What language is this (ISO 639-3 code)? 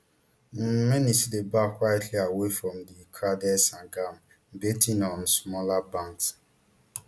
pcm